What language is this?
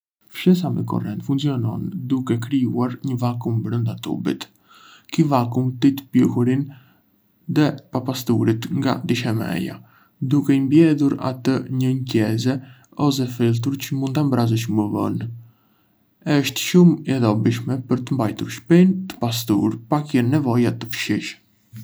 Arbëreshë Albanian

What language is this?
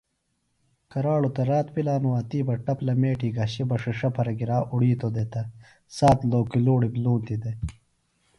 Phalura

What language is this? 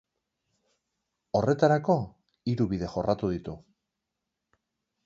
Basque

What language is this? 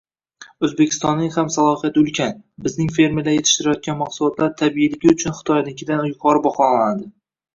Uzbek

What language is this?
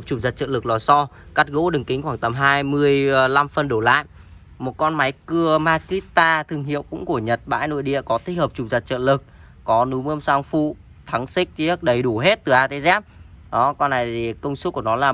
Vietnamese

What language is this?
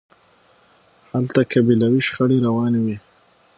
Pashto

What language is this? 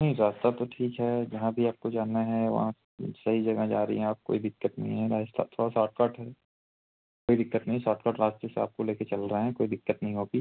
Hindi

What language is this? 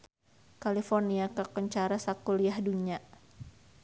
Sundanese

